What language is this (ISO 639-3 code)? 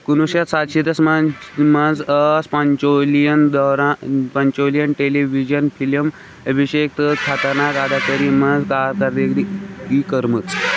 kas